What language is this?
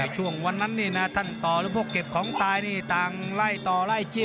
Thai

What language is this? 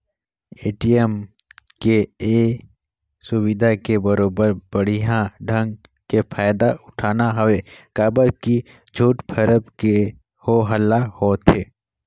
Chhattisgarhi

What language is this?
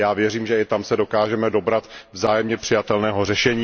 Czech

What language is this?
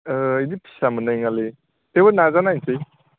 Bodo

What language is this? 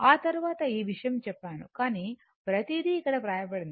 Telugu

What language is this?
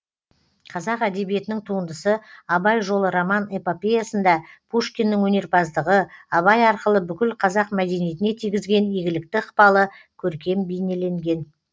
Kazakh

